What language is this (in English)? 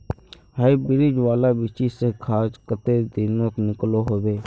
Magahi